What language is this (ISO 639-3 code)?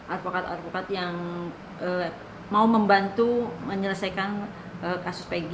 ind